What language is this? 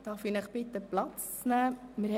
Swiss German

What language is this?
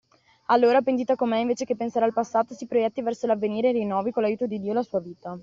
Italian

